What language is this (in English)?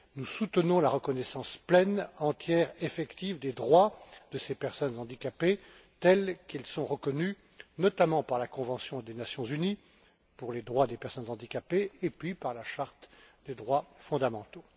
French